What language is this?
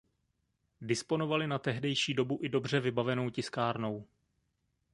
Czech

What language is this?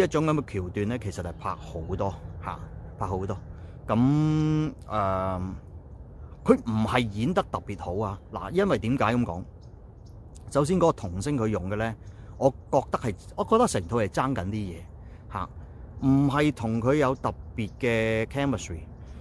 Chinese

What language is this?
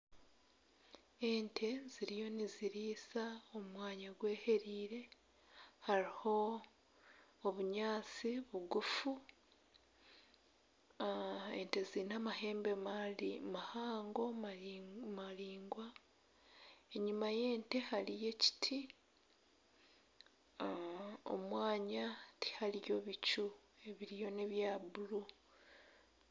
Nyankole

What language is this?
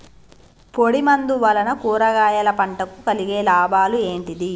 Telugu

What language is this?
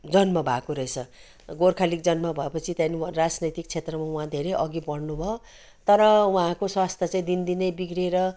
Nepali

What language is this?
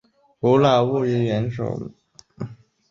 Chinese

